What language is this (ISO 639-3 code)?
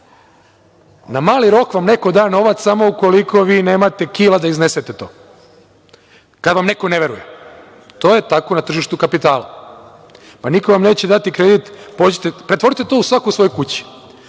srp